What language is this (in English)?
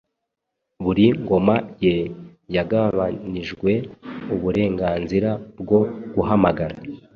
Kinyarwanda